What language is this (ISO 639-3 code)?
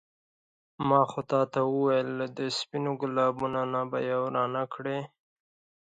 pus